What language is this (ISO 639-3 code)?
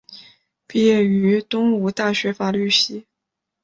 zho